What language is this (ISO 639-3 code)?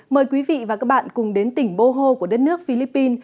vie